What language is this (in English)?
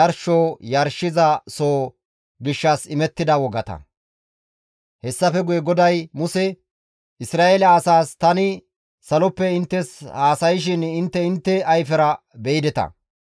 Gamo